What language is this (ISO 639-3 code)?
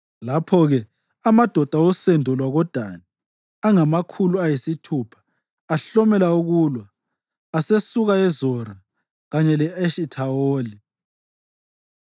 nde